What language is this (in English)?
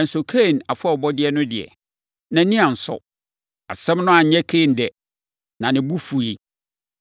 Akan